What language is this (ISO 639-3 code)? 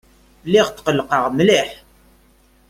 kab